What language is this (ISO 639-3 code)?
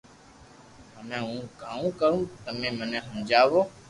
lrk